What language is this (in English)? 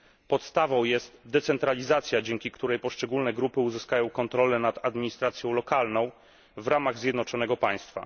Polish